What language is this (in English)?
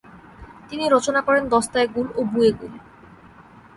Bangla